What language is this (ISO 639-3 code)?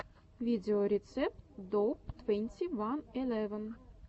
rus